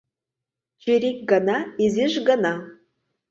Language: Mari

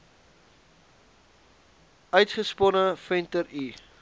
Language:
Afrikaans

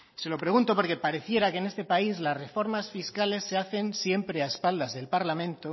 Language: Spanish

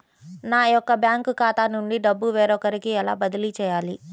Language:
Telugu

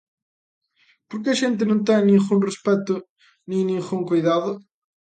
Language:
Galician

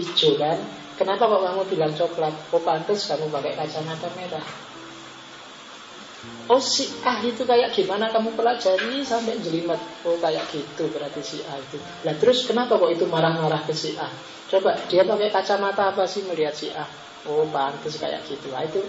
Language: Indonesian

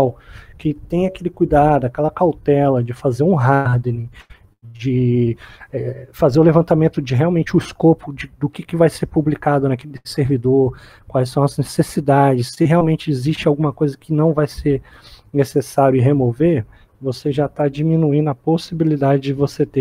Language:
Portuguese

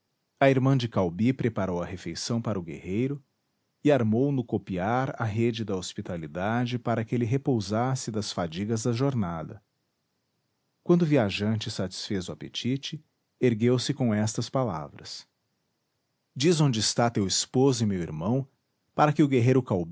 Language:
Portuguese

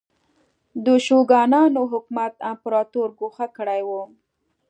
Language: Pashto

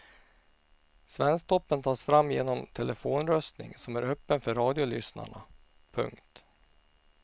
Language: Swedish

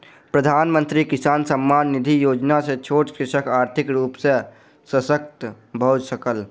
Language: Maithili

